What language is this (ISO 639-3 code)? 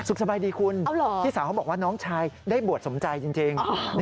tha